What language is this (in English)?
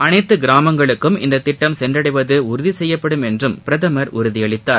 Tamil